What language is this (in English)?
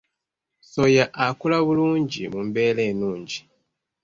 Ganda